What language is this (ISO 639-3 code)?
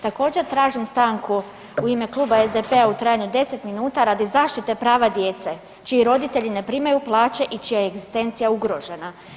hrv